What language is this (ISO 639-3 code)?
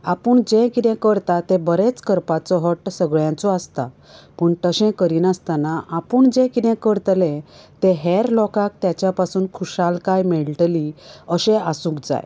kok